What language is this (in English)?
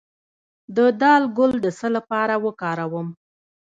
Pashto